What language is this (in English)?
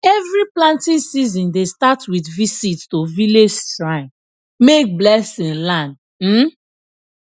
Nigerian Pidgin